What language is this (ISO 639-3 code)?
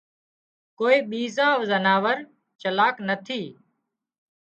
kxp